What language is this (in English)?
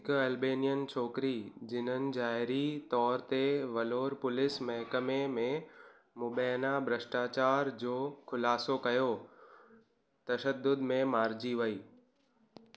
Sindhi